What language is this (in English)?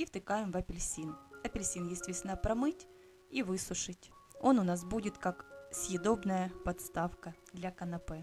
Russian